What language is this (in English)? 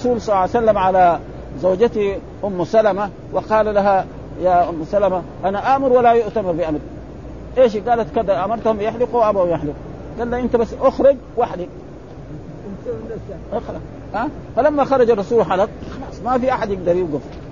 Arabic